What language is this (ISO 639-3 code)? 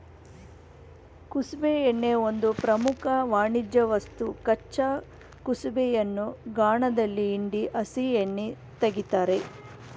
kan